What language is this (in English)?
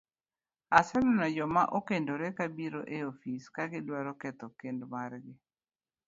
Luo (Kenya and Tanzania)